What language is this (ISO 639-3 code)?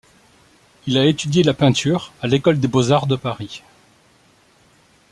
fra